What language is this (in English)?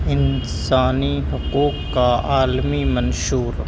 Urdu